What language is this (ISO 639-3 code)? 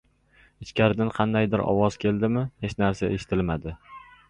uzb